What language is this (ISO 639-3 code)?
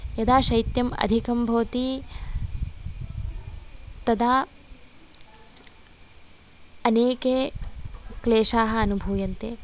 san